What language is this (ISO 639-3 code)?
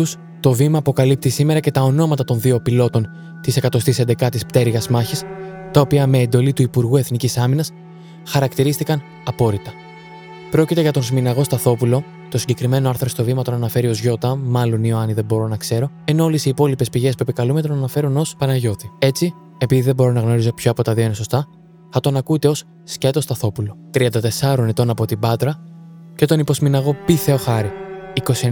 ell